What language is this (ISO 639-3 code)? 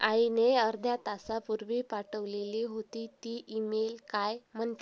mar